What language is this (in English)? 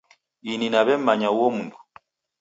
Taita